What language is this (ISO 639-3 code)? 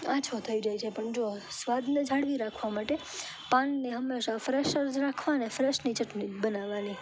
guj